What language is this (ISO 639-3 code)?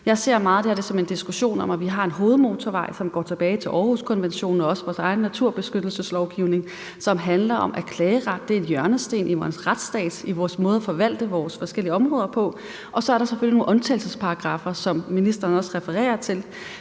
dan